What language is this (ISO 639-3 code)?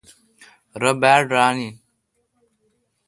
xka